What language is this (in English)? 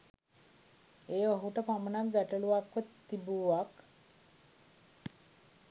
Sinhala